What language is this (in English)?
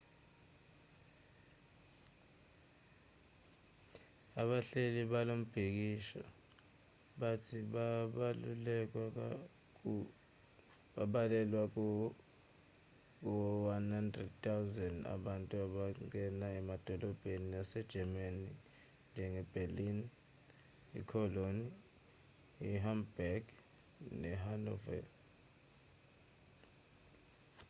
Zulu